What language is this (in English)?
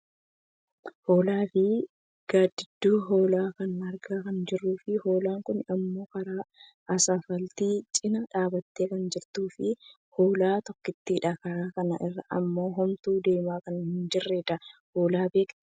Oromo